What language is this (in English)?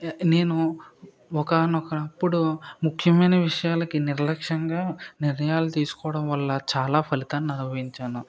Telugu